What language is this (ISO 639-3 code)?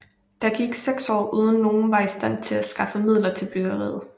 dan